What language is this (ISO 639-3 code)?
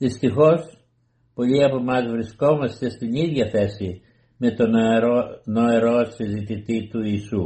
ell